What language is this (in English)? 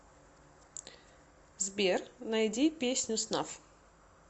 Russian